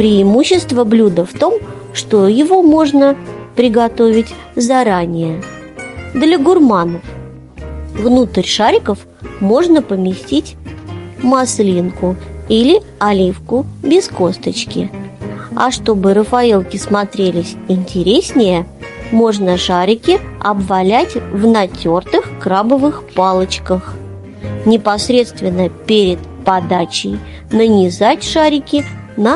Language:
Russian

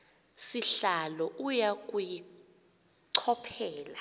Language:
Xhosa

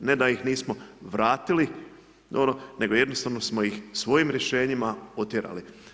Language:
Croatian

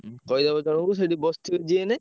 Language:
Odia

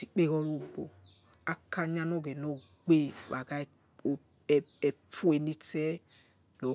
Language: Yekhee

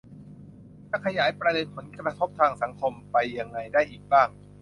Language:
Thai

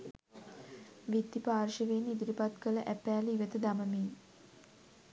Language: Sinhala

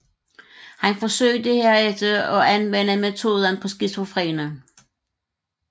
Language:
Danish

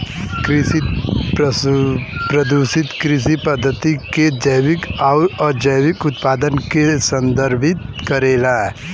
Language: Bhojpuri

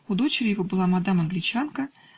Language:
Russian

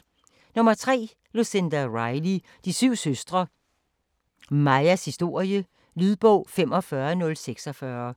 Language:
Danish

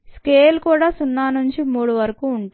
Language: Telugu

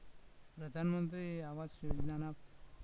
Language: Gujarati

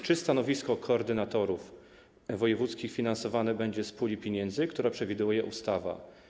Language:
Polish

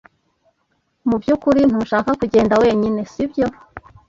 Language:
Kinyarwanda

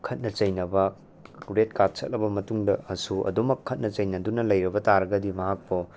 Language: Manipuri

